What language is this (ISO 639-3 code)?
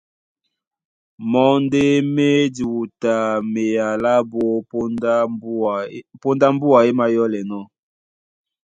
dua